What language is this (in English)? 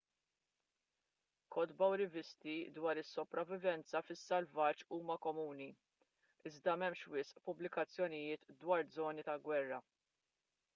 Maltese